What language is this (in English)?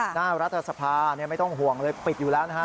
Thai